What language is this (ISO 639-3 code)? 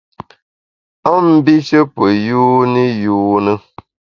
bax